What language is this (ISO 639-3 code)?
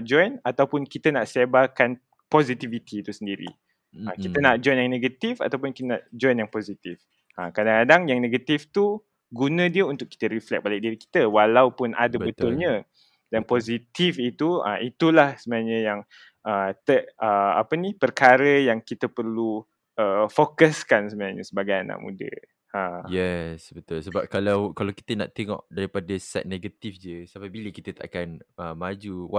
msa